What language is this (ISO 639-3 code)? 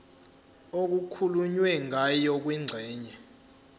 zul